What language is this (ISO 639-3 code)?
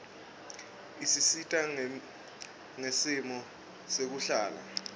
ssw